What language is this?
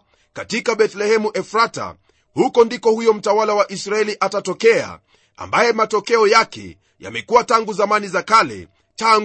Swahili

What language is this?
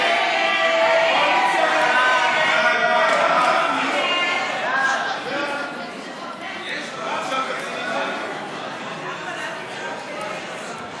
Hebrew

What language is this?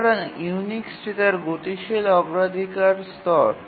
Bangla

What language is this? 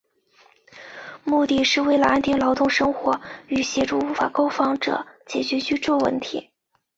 Chinese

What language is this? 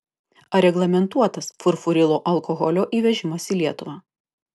Lithuanian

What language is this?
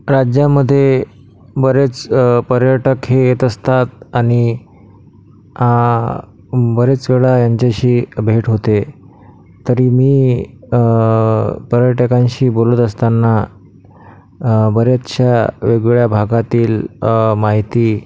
Marathi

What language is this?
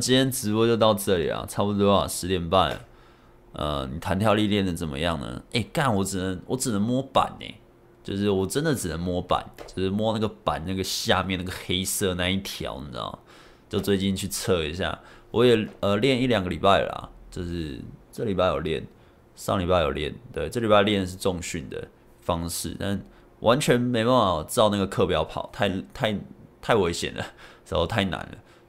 Chinese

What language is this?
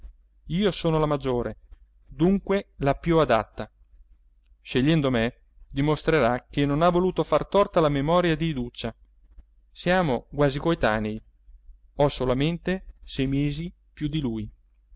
Italian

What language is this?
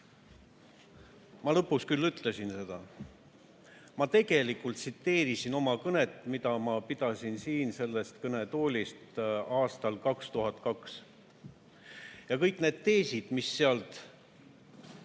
Estonian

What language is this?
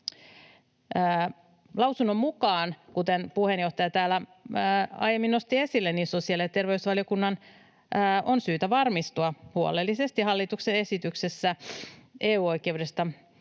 Finnish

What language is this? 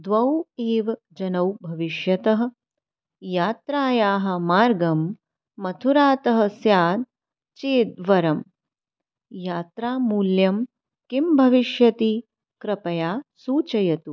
Sanskrit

